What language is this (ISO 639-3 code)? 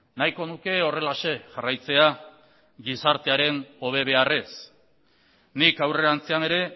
eus